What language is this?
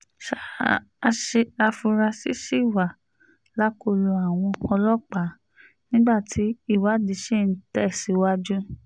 Yoruba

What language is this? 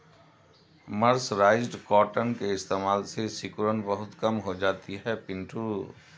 Hindi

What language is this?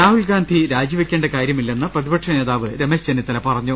Malayalam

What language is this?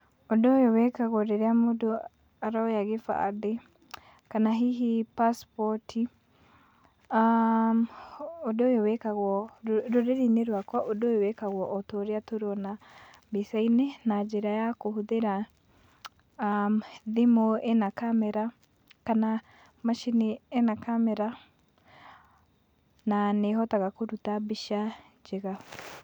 Kikuyu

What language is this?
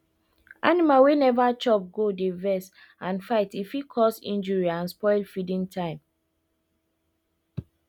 Nigerian Pidgin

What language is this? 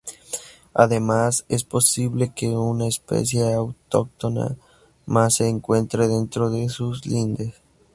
Spanish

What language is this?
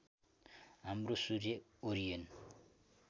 Nepali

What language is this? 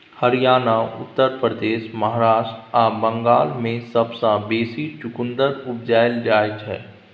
Maithili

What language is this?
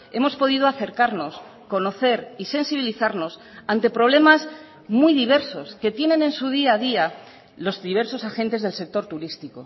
Spanish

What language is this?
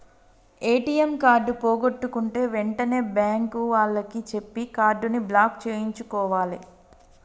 Telugu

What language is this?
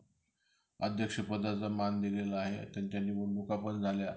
Marathi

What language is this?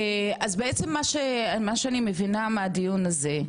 Hebrew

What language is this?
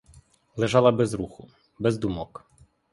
Ukrainian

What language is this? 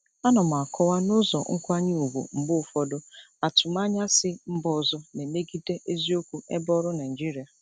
Igbo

